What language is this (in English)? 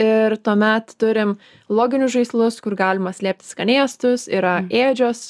Lithuanian